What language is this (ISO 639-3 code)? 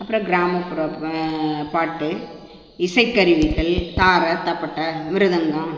tam